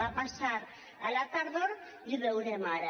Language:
Catalan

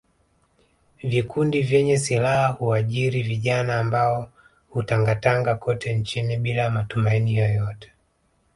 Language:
Swahili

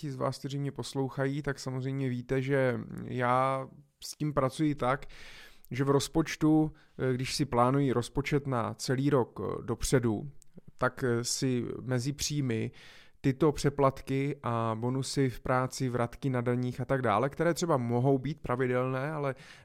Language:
Czech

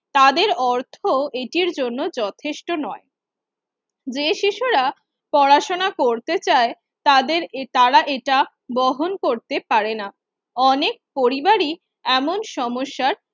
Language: Bangla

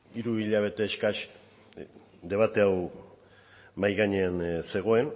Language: Basque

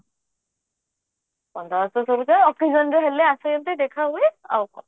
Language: Odia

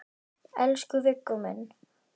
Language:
Icelandic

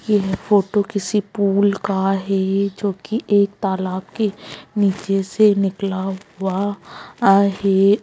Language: Magahi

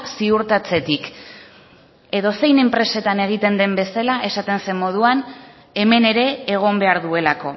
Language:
Basque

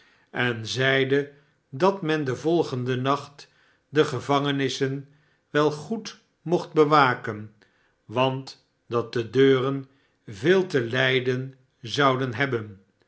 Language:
Dutch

